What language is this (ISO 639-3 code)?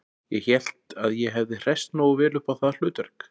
isl